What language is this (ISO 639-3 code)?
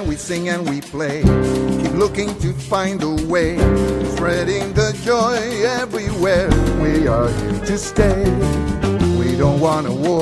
spa